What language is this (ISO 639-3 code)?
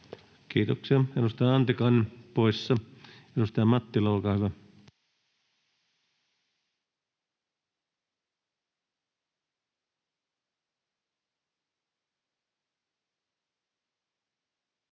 fin